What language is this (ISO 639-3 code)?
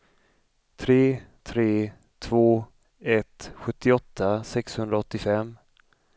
swe